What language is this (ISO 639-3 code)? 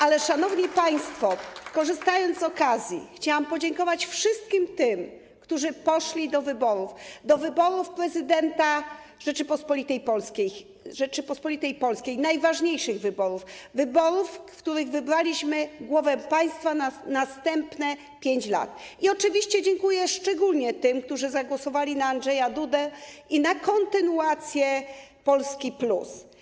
pol